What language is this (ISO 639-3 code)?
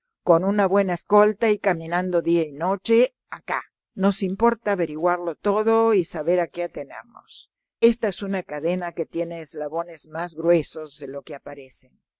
spa